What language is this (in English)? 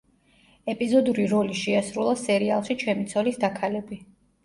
Georgian